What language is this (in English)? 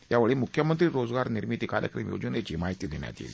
Marathi